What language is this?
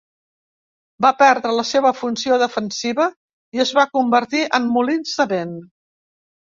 Catalan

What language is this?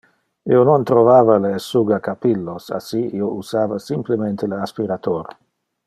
Interlingua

